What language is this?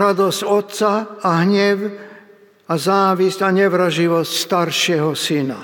Slovak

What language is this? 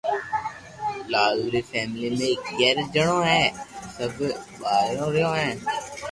Loarki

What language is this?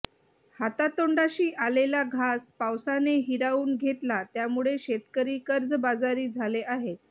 Marathi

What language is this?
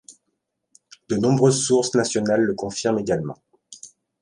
French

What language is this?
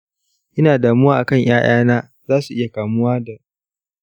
Hausa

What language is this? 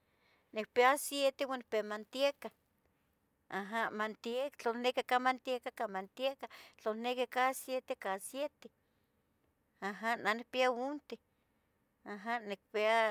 Tetelcingo Nahuatl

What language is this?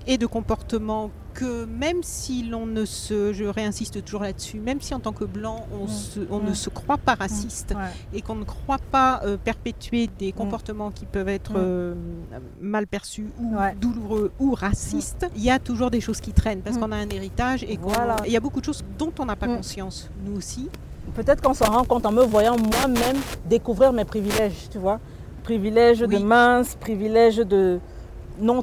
French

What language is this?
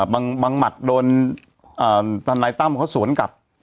Thai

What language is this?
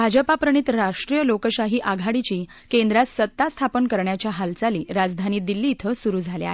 Marathi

